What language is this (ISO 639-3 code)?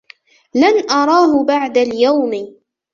ara